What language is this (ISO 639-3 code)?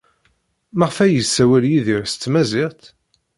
kab